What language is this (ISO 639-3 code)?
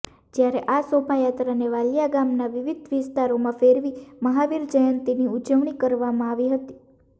guj